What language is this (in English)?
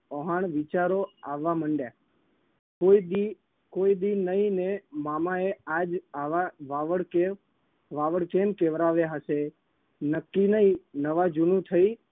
Gujarati